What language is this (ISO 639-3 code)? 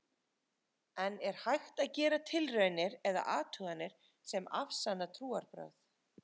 isl